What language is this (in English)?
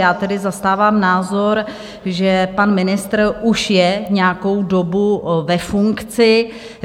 Czech